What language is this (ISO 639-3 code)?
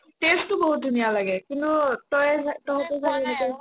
asm